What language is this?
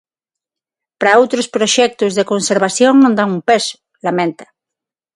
Galician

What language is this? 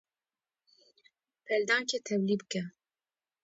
Kurdish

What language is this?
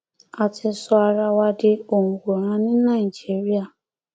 Yoruba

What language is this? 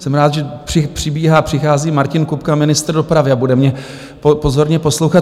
Czech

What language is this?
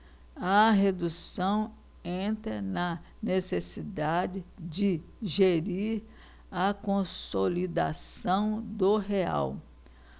Portuguese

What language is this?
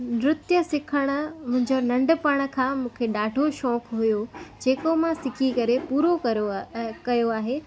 Sindhi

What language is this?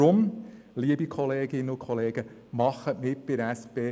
Swiss German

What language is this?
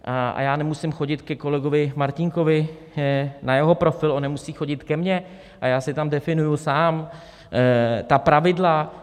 Czech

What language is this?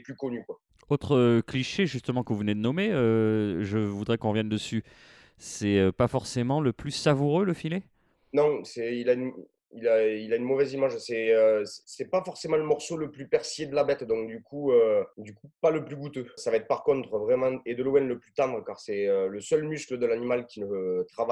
French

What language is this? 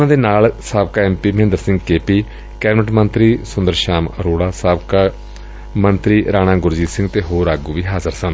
Punjabi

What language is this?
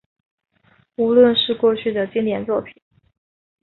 Chinese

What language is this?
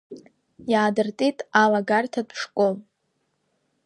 Abkhazian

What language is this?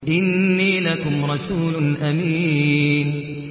Arabic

